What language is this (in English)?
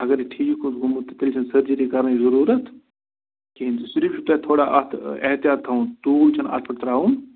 Kashmiri